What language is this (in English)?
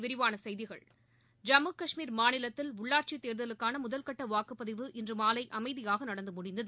Tamil